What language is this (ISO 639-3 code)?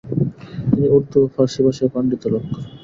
ben